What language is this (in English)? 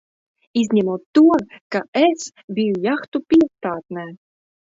Latvian